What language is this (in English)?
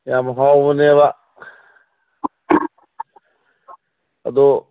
Manipuri